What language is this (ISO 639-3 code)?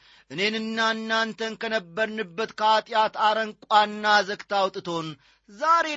amh